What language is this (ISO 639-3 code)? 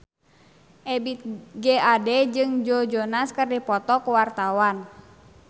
sun